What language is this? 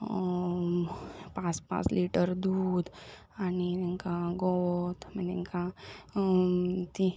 Konkani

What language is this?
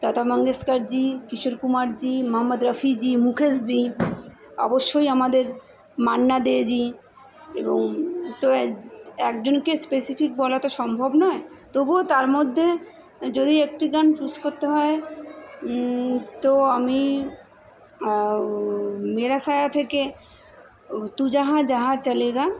Bangla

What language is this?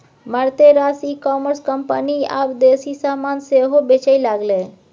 Maithili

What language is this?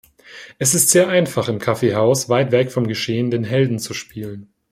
German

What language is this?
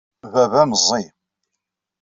Kabyle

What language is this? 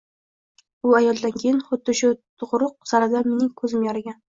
Uzbek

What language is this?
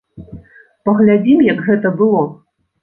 Belarusian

